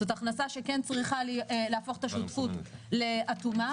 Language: Hebrew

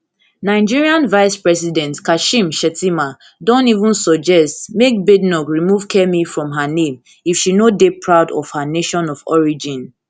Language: Nigerian Pidgin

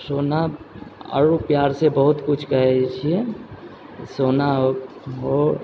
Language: Maithili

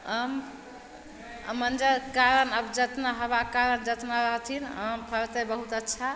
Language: Maithili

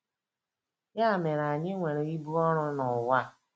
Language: Igbo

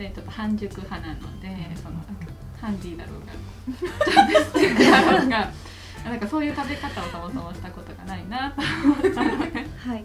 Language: Japanese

